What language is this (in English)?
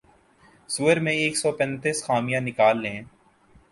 Urdu